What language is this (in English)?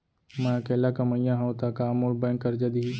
Chhattisgarhi